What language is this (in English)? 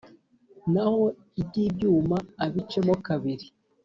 Kinyarwanda